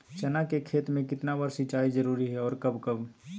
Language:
Magahi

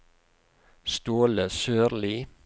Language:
Norwegian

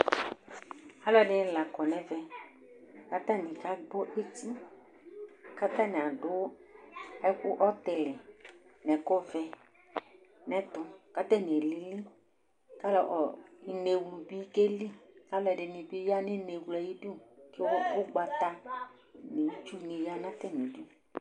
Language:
Ikposo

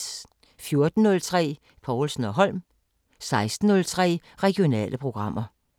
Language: Danish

